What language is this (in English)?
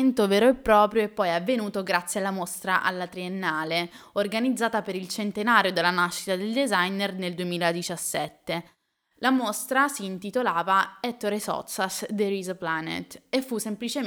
Italian